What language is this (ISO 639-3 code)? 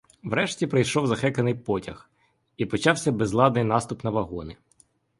ukr